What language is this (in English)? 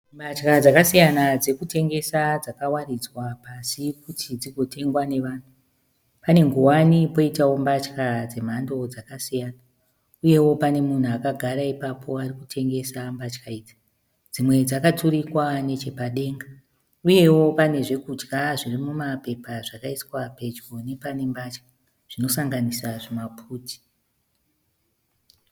Shona